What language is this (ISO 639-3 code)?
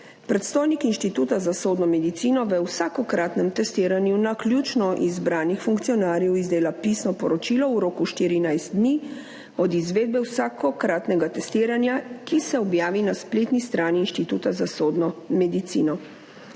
slv